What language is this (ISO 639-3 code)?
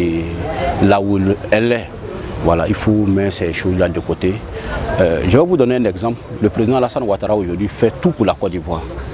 fra